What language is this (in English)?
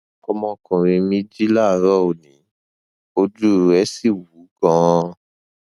Yoruba